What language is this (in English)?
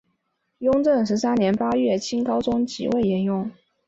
Chinese